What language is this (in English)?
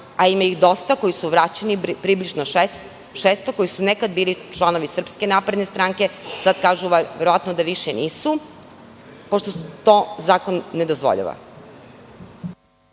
Serbian